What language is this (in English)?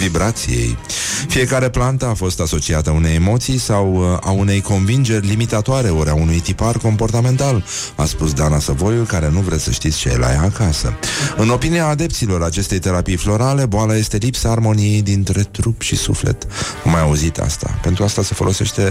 Romanian